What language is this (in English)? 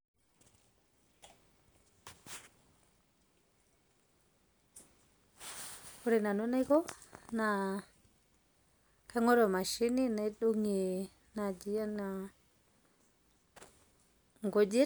Masai